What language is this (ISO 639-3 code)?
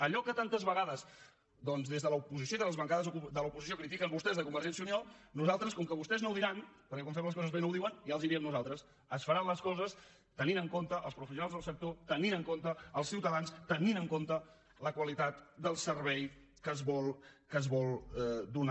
cat